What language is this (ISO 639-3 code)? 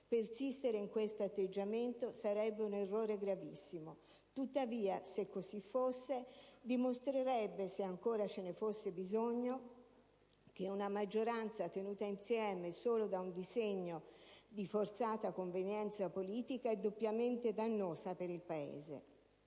ita